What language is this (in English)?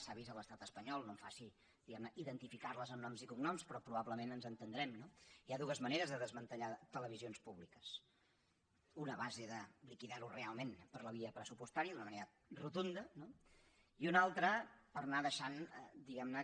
Catalan